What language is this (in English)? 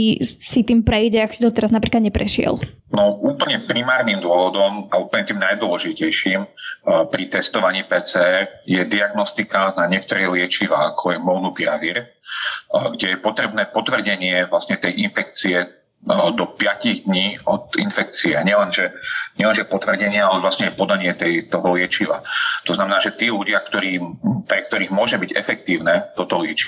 Slovak